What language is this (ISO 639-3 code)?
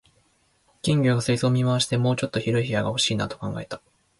jpn